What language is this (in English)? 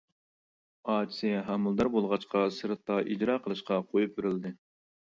Uyghur